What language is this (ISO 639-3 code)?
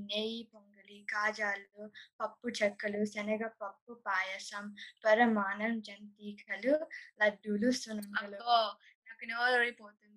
tel